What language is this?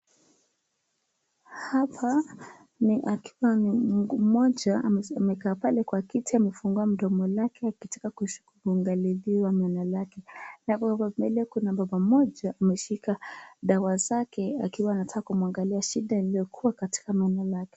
Swahili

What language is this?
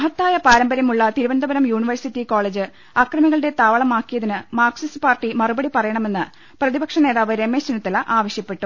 Malayalam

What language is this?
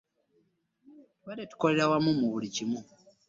Ganda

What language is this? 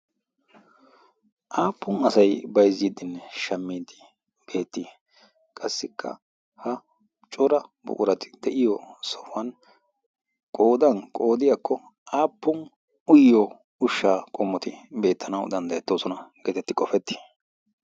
Wolaytta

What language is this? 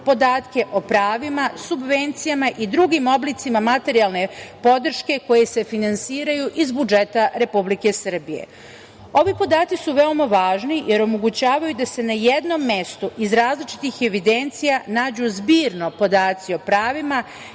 Serbian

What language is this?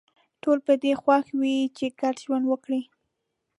Pashto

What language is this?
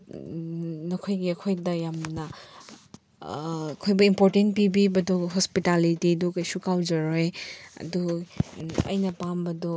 Manipuri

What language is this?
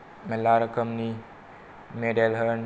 Bodo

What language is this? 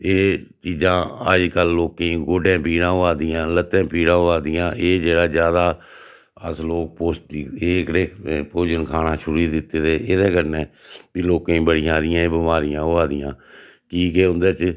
Dogri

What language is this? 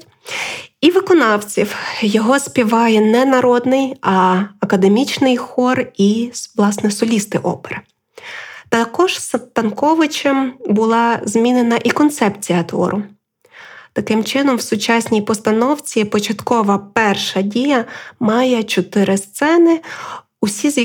Ukrainian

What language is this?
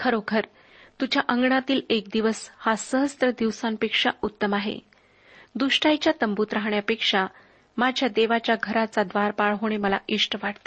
Marathi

